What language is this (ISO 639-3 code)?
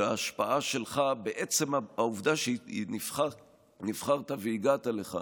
heb